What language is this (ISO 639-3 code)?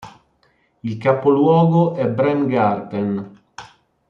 ita